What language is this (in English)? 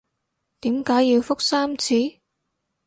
Cantonese